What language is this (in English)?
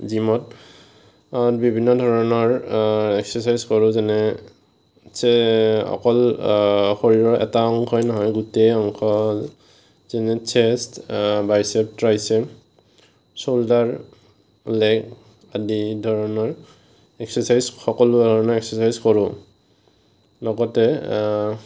Assamese